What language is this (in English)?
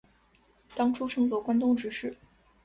Chinese